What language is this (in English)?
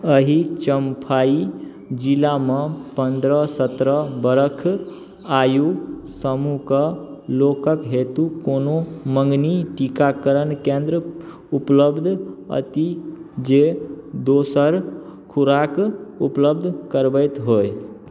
Maithili